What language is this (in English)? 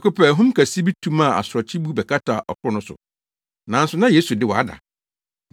Akan